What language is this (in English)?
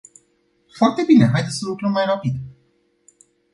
Romanian